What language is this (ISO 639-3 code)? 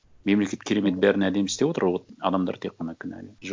kaz